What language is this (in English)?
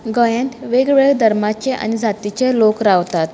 Konkani